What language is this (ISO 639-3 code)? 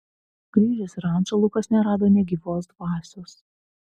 lit